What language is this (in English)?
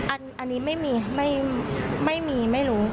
Thai